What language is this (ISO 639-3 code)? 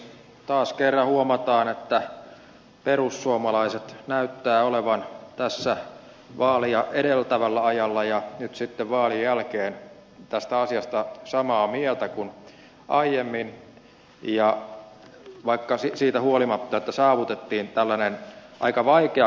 fin